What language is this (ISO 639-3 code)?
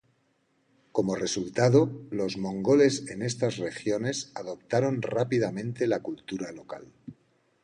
spa